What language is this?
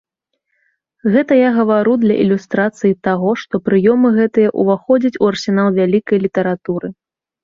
Belarusian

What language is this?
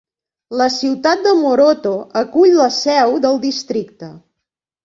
Catalan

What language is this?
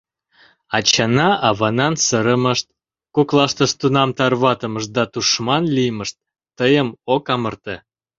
Mari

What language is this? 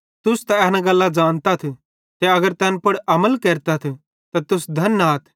Bhadrawahi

